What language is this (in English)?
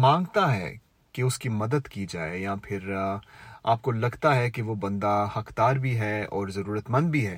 Urdu